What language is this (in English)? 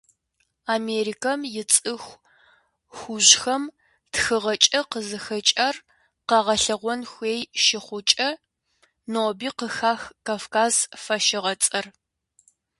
Kabardian